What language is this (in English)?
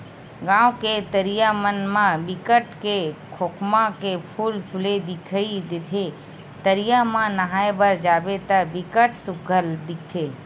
Chhattisgarhi